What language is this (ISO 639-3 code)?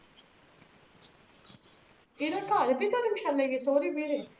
pan